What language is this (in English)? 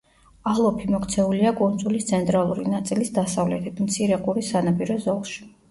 Georgian